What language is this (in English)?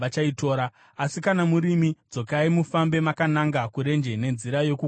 Shona